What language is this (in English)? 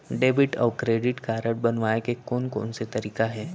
Chhattisgarhi